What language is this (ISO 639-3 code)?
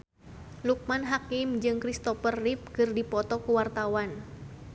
sun